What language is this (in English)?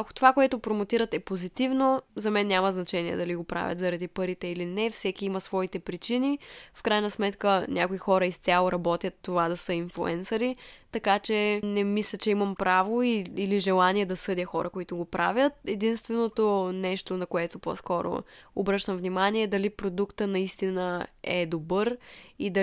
Bulgarian